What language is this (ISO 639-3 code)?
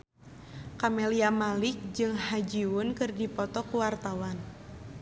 sun